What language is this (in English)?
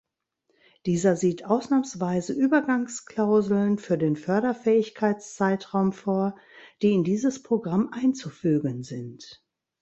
German